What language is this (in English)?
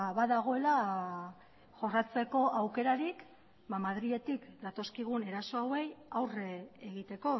Basque